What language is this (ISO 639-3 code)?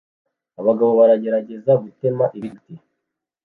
kin